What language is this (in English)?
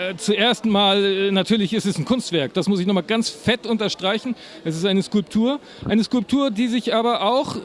German